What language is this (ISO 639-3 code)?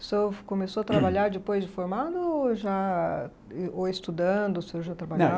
por